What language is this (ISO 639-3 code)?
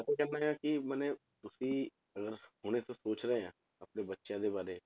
pan